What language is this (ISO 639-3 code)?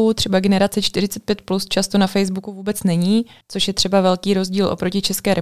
ces